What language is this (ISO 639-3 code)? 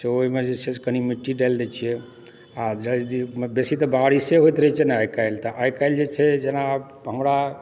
mai